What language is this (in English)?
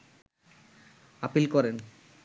Bangla